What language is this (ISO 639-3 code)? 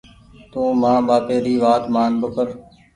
gig